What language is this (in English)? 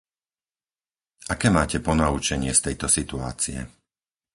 Slovak